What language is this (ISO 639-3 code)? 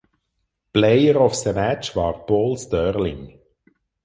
deu